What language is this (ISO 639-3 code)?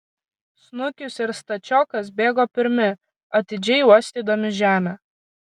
lit